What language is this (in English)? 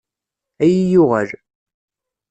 Kabyle